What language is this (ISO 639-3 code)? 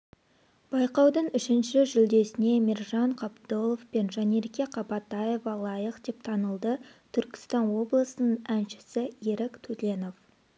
kaz